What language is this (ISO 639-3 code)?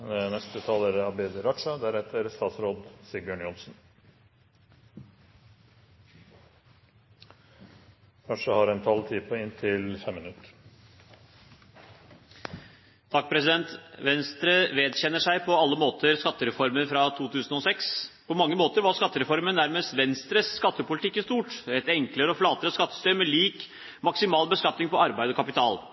nor